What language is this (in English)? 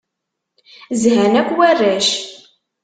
Kabyle